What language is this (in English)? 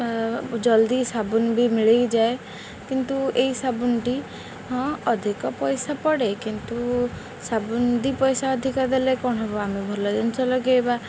Odia